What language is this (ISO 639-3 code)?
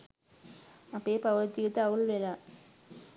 sin